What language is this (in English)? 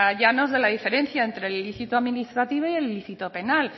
Spanish